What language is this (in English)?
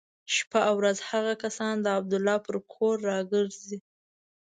Pashto